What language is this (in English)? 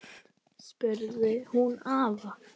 Icelandic